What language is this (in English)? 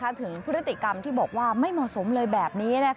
Thai